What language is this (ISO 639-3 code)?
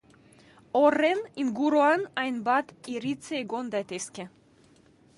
eus